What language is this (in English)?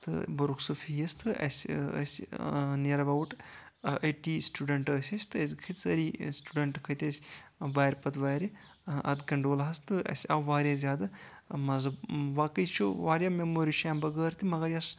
Kashmiri